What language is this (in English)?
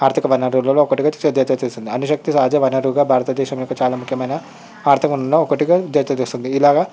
Telugu